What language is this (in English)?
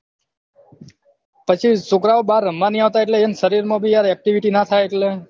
Gujarati